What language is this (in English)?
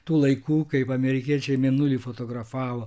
Lithuanian